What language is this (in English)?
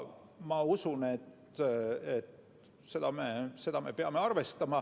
Estonian